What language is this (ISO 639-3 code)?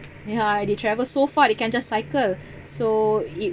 eng